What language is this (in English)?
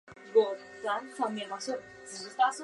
Chinese